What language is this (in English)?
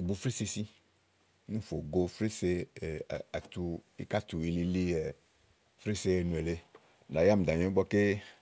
Igo